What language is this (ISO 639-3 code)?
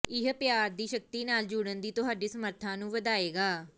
pan